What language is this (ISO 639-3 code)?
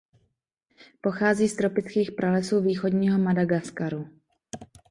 ces